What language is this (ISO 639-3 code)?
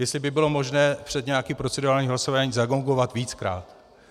ces